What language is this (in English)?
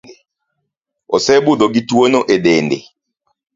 Luo (Kenya and Tanzania)